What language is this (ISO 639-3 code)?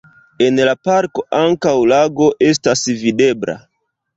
epo